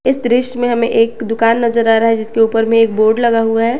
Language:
Hindi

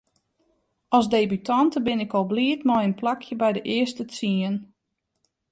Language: Western Frisian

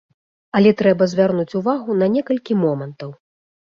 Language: Belarusian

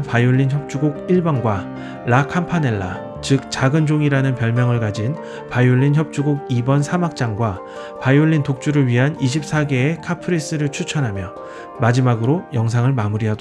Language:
Korean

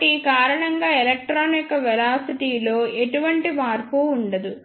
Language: Telugu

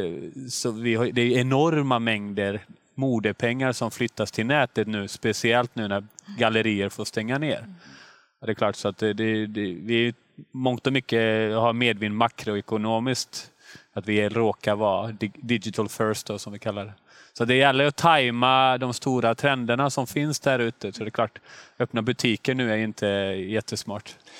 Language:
Swedish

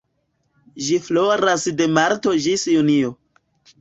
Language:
Esperanto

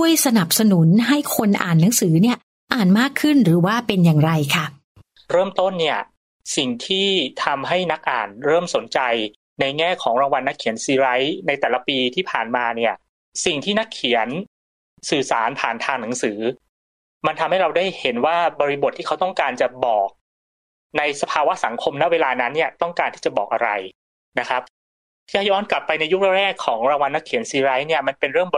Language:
Thai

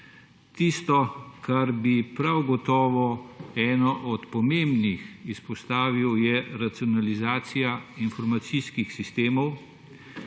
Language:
Slovenian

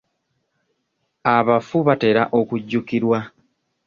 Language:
Ganda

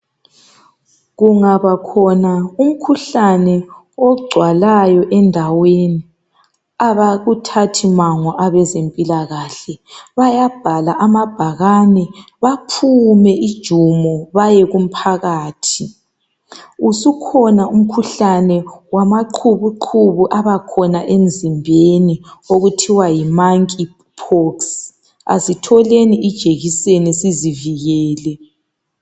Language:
North Ndebele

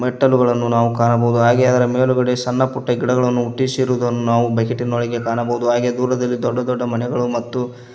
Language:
Kannada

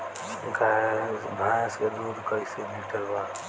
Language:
Bhojpuri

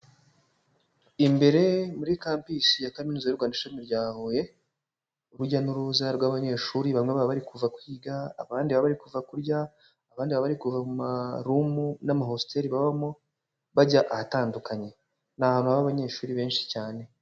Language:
Kinyarwanda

